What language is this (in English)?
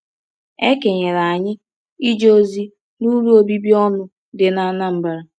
Igbo